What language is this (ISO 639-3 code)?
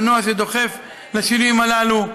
heb